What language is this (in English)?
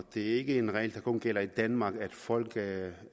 Danish